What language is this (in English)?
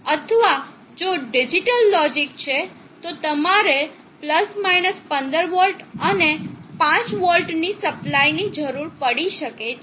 Gujarati